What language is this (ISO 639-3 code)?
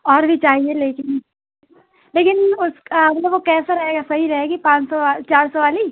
urd